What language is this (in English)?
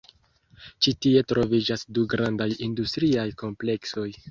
Esperanto